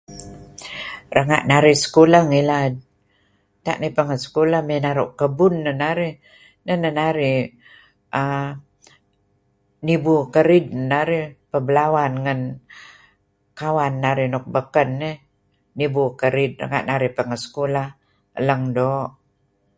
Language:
Kelabit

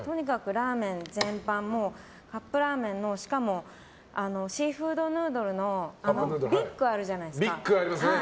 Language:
Japanese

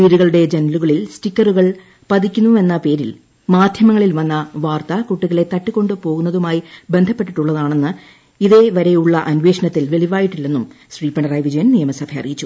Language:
Malayalam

